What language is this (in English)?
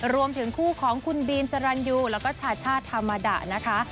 Thai